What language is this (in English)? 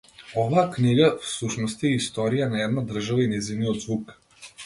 Macedonian